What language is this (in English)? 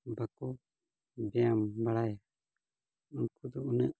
Santali